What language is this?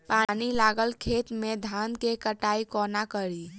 Maithili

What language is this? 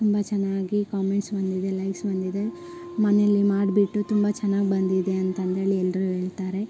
Kannada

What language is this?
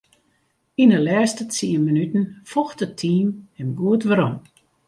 Western Frisian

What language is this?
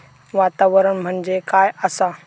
Marathi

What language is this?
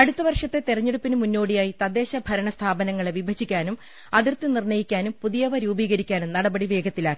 Malayalam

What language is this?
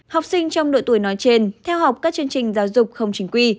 Vietnamese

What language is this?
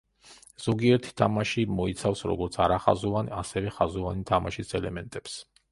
Georgian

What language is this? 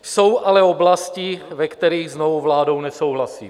Czech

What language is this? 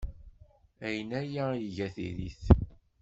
Kabyle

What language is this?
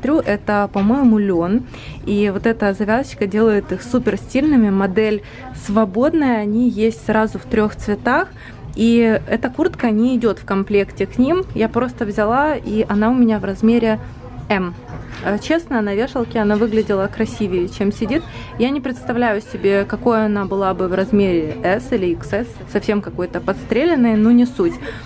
Russian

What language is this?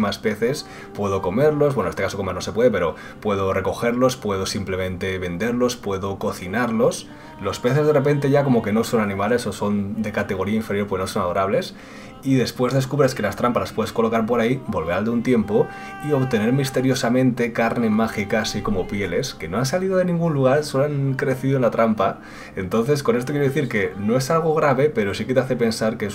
Spanish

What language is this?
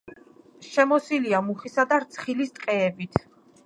Georgian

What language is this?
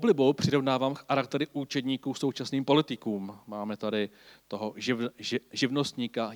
Czech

